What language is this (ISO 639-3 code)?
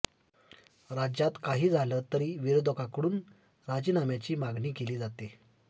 mar